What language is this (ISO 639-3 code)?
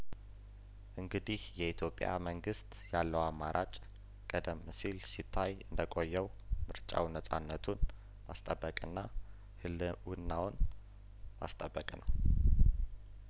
amh